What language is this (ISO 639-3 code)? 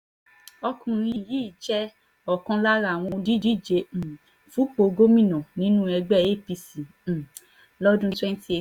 yor